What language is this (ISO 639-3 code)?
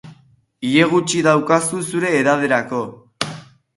eus